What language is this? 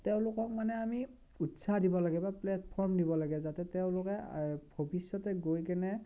Assamese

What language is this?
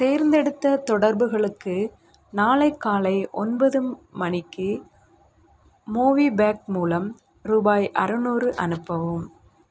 Tamil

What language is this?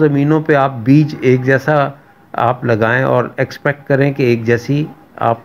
Hindi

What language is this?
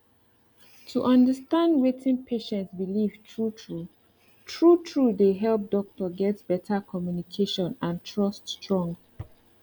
Nigerian Pidgin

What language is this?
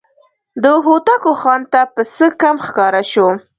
Pashto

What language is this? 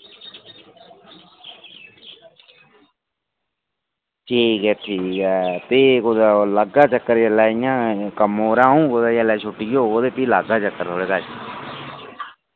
Dogri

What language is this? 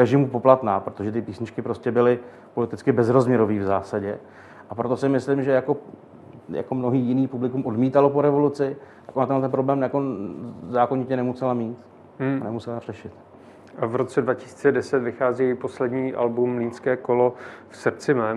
Czech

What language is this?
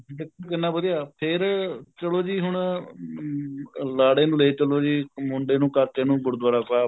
Punjabi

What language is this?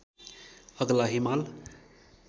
Nepali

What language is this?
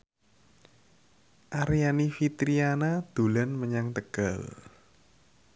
Javanese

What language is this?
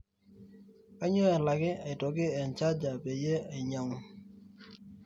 Masai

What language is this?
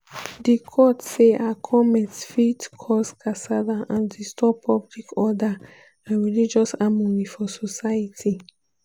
Nigerian Pidgin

